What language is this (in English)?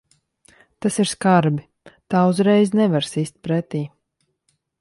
Latvian